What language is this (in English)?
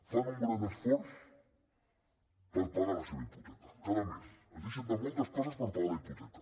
Catalan